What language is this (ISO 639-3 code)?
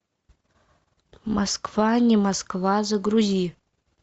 rus